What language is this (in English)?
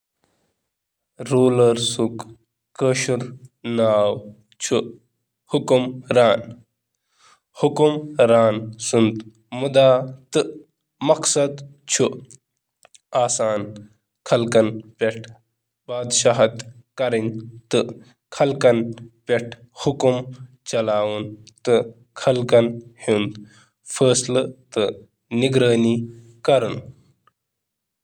Kashmiri